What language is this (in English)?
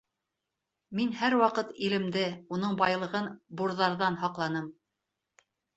Bashkir